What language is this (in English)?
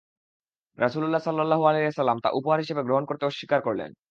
Bangla